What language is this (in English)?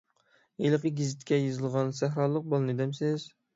Uyghur